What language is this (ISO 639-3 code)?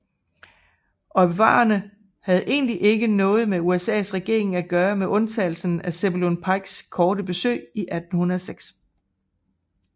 dan